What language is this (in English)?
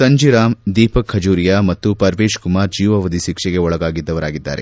Kannada